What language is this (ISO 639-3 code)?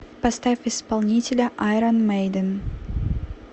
rus